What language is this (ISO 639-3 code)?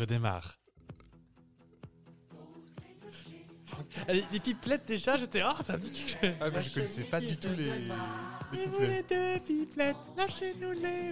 fra